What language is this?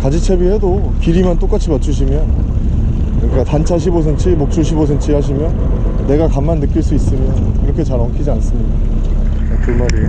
Korean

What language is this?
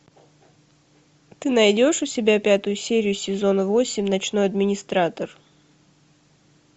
Russian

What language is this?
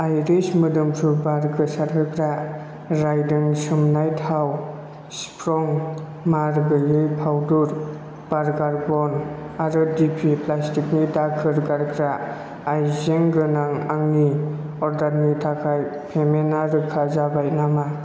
Bodo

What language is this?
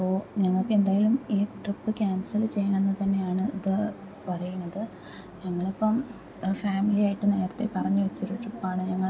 Malayalam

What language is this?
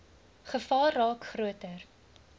Afrikaans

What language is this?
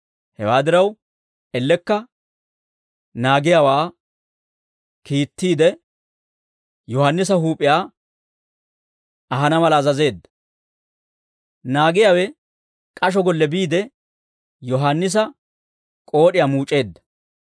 Dawro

